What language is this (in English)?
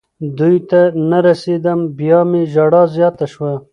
Pashto